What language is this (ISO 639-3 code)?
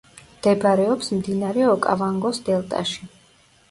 kat